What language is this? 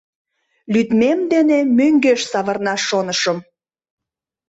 Mari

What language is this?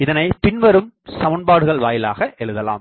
Tamil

